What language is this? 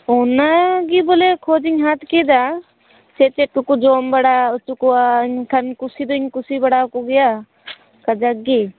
Santali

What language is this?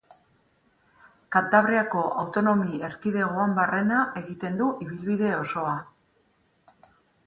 Basque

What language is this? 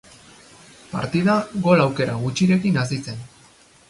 Basque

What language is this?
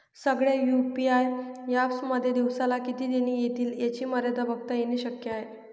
Marathi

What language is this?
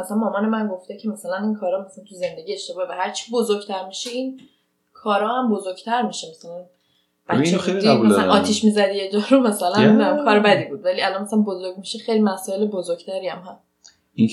Persian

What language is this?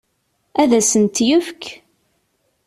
Kabyle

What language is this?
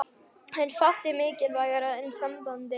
Icelandic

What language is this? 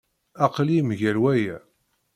Kabyle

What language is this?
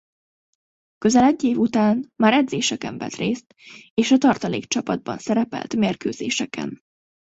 Hungarian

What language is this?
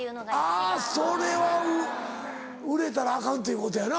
Japanese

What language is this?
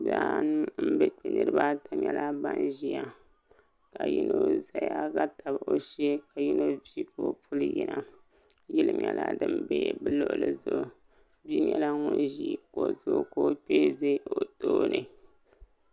Dagbani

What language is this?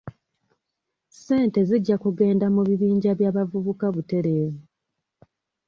Ganda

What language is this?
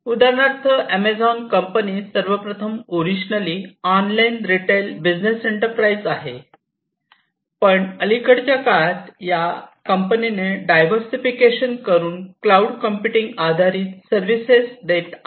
Marathi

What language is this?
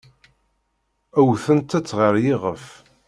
Kabyle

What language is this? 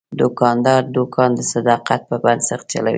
Pashto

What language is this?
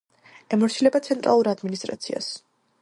Georgian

